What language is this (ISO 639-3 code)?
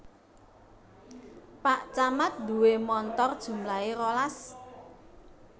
jav